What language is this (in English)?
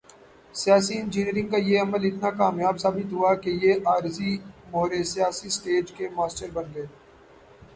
Urdu